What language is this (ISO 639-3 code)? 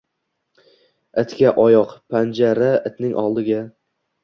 uzb